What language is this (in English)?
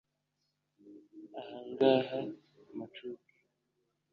Kinyarwanda